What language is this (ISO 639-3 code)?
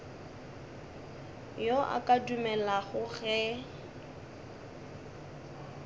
nso